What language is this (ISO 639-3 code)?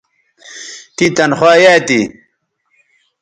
btv